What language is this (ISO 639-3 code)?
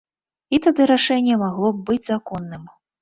bel